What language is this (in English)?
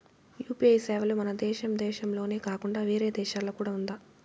Telugu